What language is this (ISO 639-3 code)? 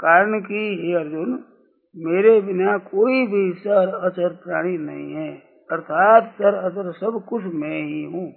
hin